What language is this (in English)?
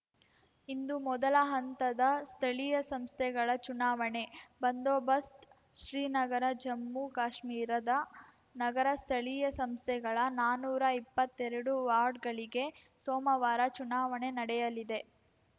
Kannada